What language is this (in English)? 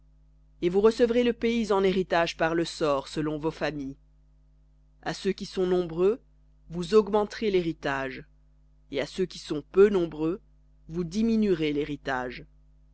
French